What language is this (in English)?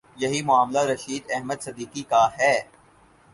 Urdu